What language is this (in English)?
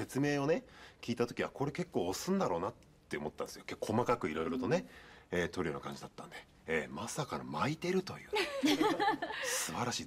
Japanese